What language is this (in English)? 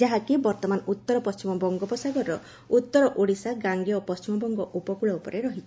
Odia